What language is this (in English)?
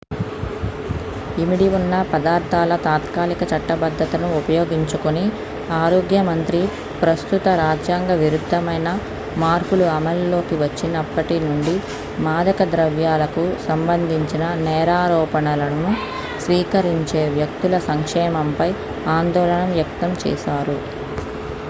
Telugu